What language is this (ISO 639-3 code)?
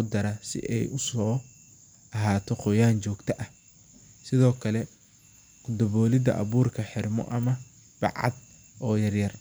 som